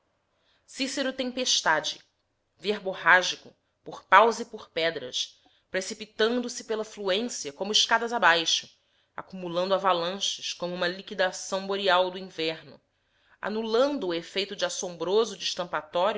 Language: Portuguese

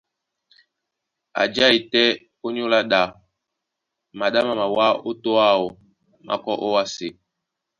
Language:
Duala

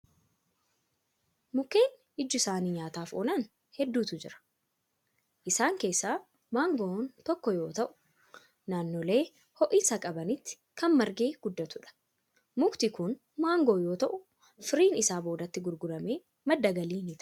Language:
Oromo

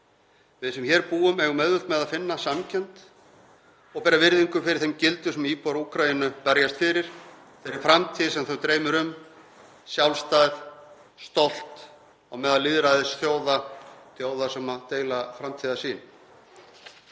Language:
Icelandic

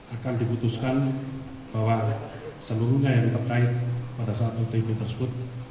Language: Indonesian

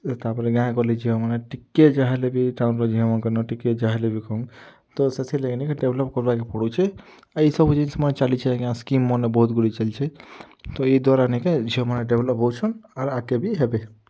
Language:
Odia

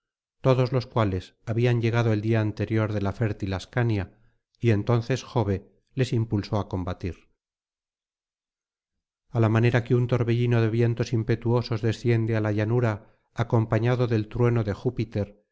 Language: Spanish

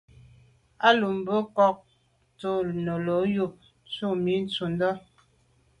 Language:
Medumba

